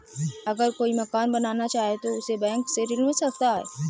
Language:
Hindi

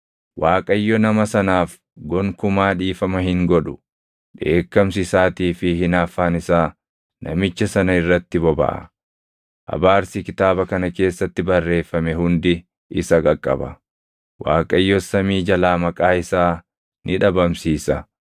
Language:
Oromo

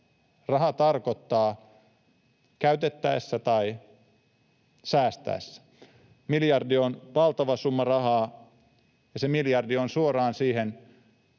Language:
Finnish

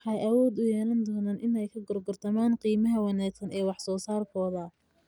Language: Somali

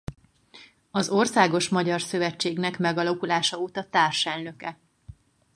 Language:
Hungarian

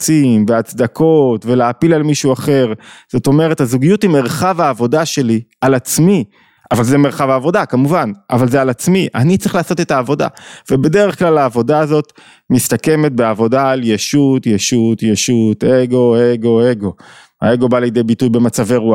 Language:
Hebrew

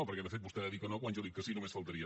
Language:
Catalan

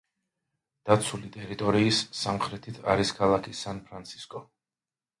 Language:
Georgian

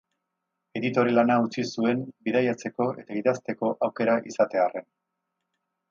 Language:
Basque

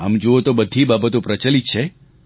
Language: Gujarati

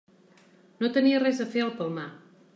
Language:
Catalan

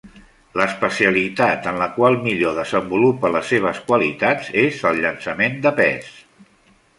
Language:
Catalan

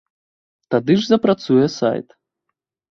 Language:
Belarusian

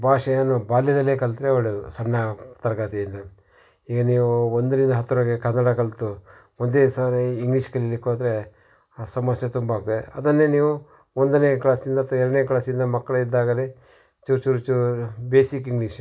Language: Kannada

